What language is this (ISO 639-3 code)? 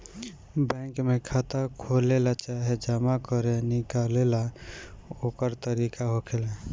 bho